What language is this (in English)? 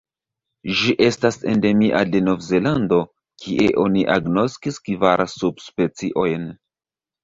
Esperanto